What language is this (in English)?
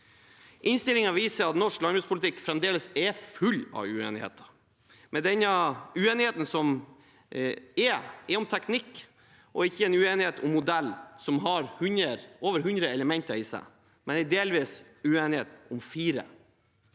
Norwegian